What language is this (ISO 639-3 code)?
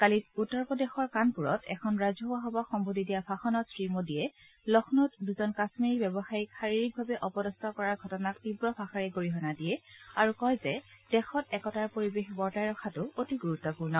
asm